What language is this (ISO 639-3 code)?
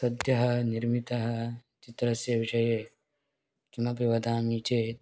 san